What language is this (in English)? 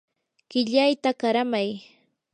Yanahuanca Pasco Quechua